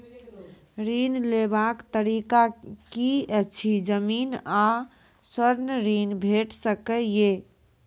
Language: Maithili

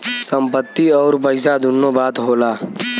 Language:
Bhojpuri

